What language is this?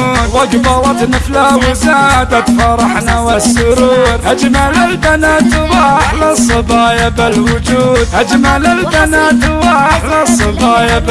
Arabic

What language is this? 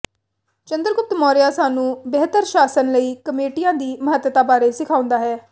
Punjabi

